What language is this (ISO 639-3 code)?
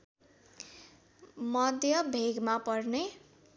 nep